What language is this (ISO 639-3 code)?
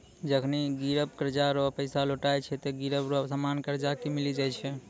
mai